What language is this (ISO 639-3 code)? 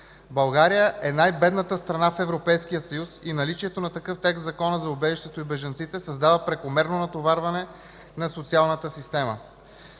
bul